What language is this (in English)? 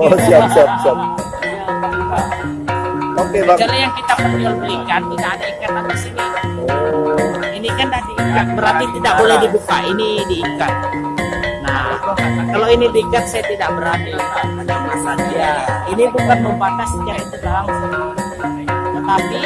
Indonesian